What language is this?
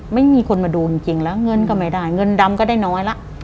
Thai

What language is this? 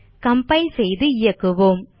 Tamil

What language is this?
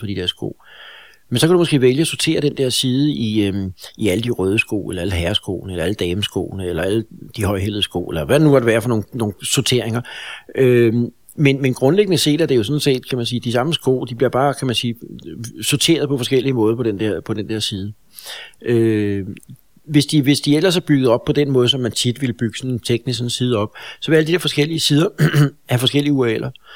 Danish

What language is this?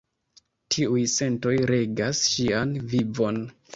Esperanto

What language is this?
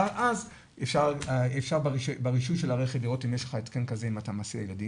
Hebrew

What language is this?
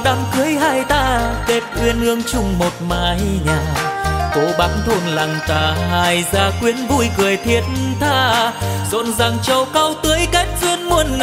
Vietnamese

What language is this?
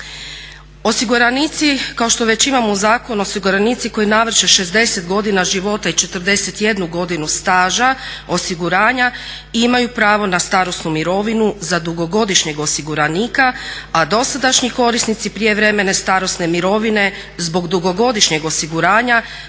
Croatian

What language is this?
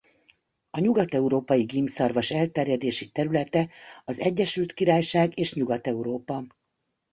Hungarian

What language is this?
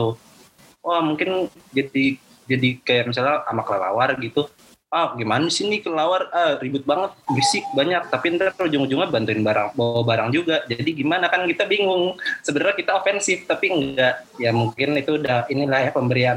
Indonesian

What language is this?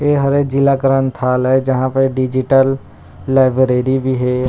Chhattisgarhi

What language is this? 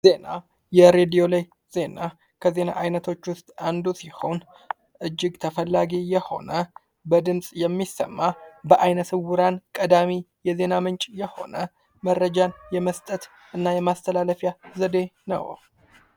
Amharic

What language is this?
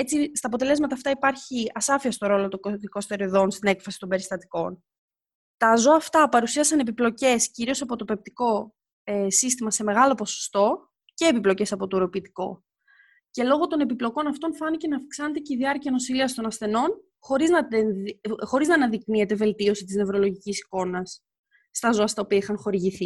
Greek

